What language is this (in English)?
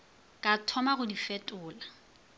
Northern Sotho